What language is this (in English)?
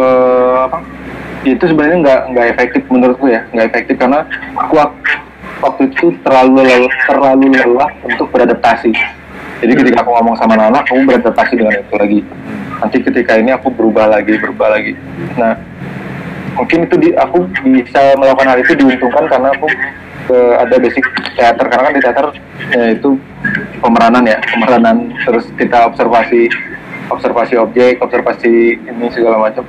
Indonesian